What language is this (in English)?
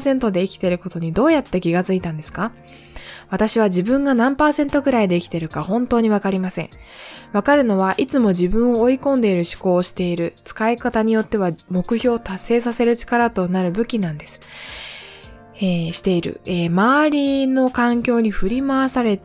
Japanese